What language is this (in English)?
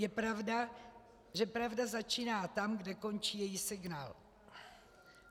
Czech